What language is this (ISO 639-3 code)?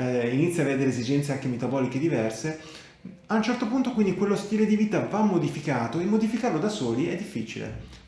ita